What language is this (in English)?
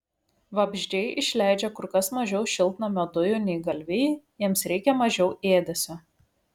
Lithuanian